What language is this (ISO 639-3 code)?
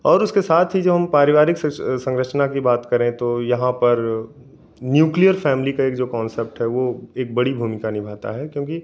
hin